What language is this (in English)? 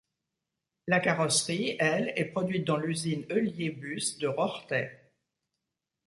French